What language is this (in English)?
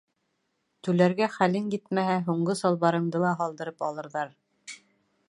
Bashkir